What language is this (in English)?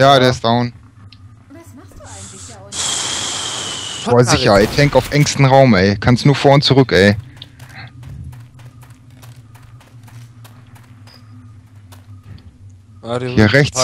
German